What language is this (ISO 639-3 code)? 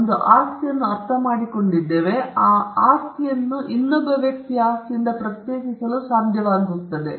kan